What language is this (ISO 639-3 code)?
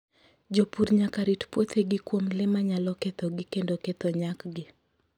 luo